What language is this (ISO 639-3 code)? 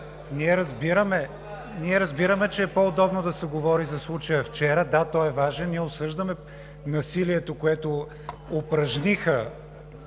bul